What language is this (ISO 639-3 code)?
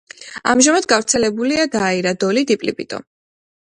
kat